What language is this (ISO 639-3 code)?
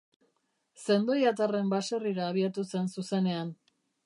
eus